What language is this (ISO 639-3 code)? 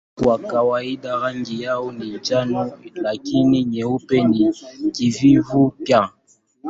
swa